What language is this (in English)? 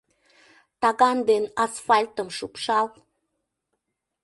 Mari